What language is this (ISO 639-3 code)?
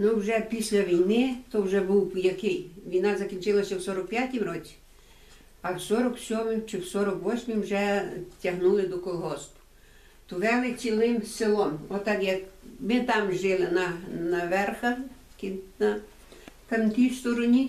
ukr